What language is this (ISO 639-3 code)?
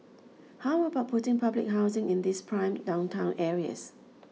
eng